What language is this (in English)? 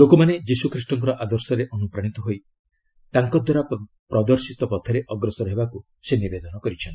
Odia